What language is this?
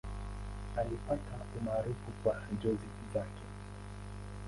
Swahili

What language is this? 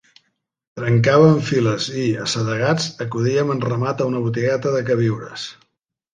Catalan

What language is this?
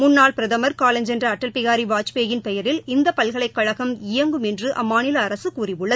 Tamil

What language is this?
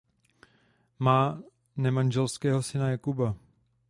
Czech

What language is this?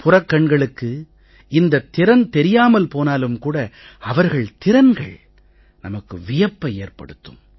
Tamil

